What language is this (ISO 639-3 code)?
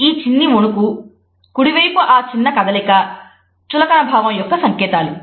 tel